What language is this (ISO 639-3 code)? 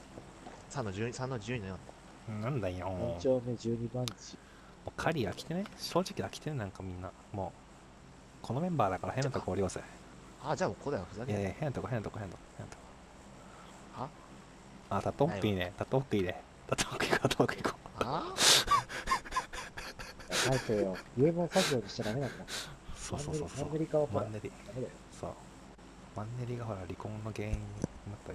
jpn